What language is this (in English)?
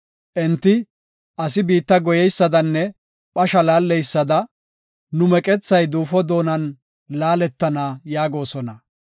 Gofa